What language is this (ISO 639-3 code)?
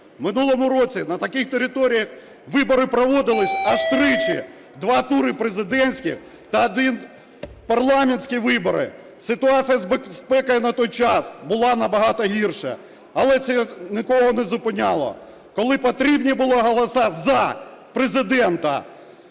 ukr